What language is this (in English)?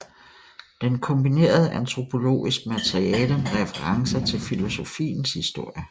Danish